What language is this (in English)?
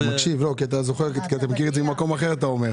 Hebrew